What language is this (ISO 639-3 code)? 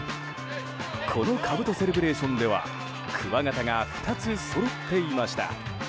jpn